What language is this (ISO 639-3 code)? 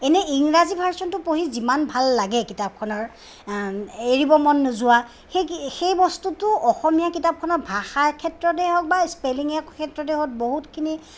asm